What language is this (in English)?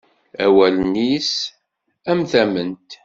Kabyle